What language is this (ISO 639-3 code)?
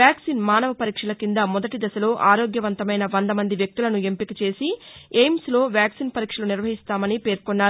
tel